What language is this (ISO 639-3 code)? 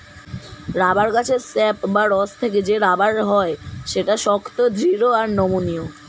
ben